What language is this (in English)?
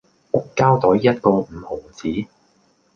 Cantonese